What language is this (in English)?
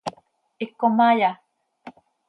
Seri